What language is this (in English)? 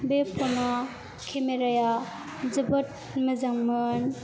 Bodo